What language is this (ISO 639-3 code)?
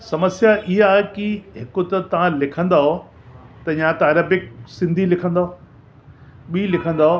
snd